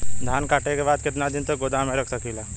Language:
Bhojpuri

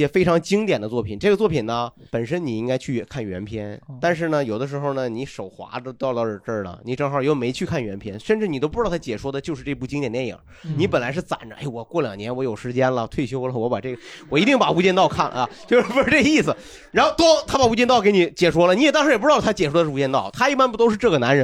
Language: Chinese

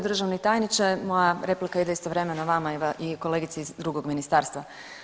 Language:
Croatian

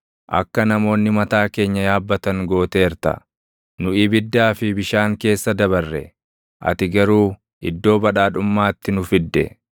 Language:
Oromo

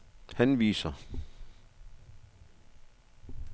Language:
Danish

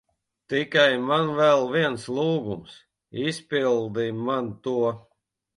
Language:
Latvian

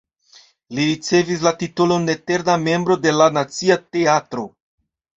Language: Esperanto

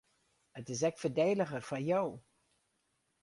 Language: Western Frisian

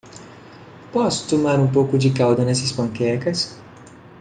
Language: Portuguese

